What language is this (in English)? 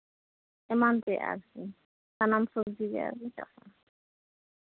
Santali